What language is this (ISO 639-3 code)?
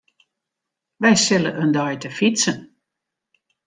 fry